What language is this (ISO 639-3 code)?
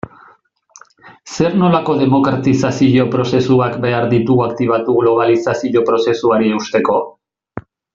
eus